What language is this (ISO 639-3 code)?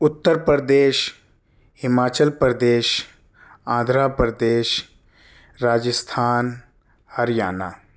urd